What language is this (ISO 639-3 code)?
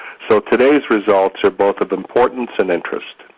eng